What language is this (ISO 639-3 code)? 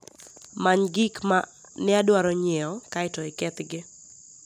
luo